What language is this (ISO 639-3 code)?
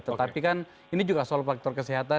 ind